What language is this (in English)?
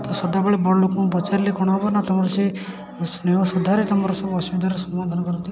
Odia